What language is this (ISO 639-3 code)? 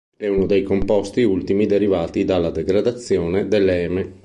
ita